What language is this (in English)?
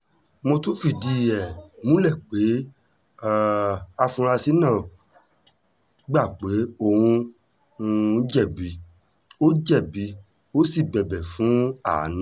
Yoruba